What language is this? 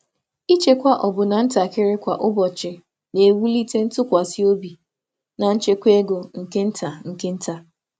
Igbo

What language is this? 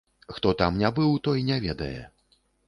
Belarusian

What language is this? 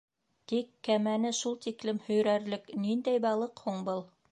Bashkir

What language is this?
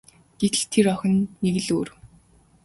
Mongolian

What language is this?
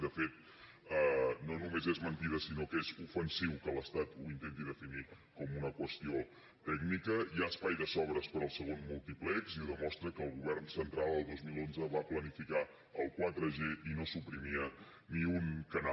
Catalan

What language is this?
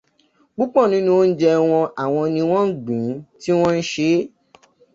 Yoruba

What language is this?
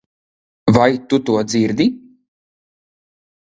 Latvian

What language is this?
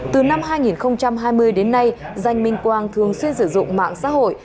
Vietnamese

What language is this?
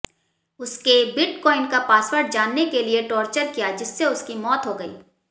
Hindi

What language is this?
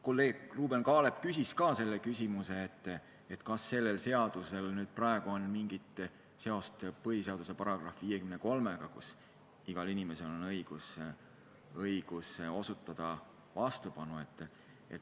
Estonian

